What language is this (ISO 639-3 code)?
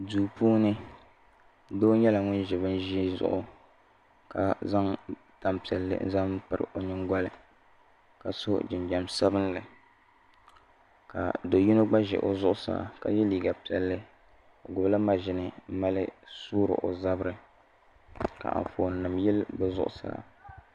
dag